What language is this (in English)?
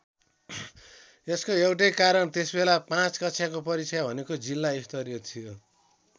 Nepali